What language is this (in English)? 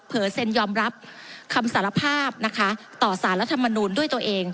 Thai